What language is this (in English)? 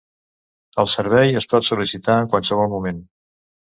Catalan